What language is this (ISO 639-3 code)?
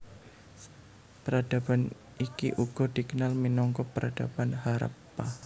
jav